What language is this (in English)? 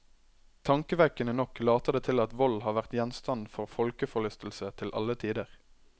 Norwegian